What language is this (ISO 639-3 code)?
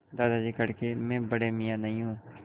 hin